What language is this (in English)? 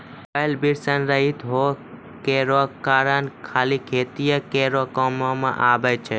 Maithili